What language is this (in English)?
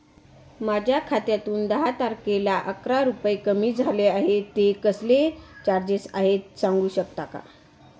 Marathi